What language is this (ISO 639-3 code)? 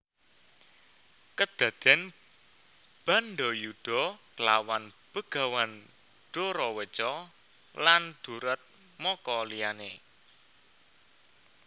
jav